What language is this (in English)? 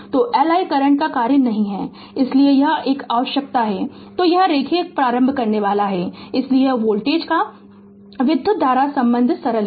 Hindi